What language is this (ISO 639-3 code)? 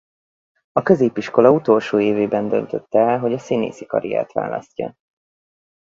hun